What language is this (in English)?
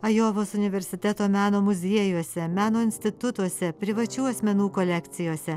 Lithuanian